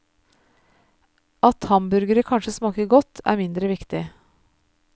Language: Norwegian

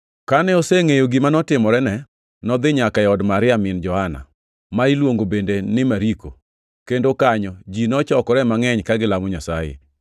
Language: Luo (Kenya and Tanzania)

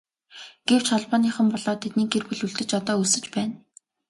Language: Mongolian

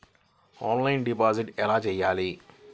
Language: Telugu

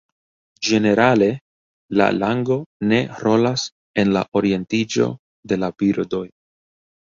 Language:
Esperanto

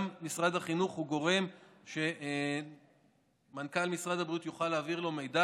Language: Hebrew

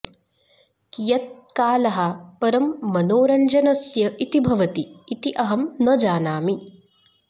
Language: Sanskrit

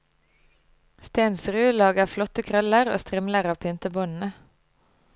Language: Norwegian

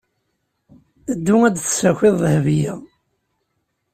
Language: Kabyle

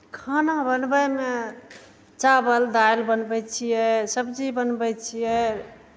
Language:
Maithili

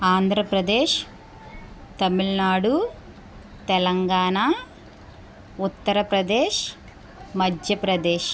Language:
Telugu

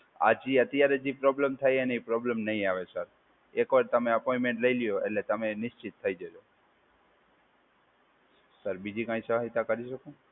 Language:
Gujarati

